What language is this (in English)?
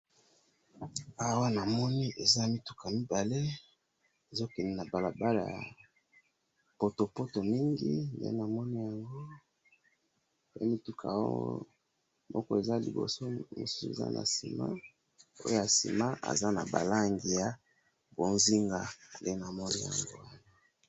Lingala